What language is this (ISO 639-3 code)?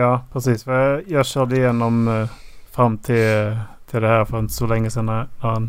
swe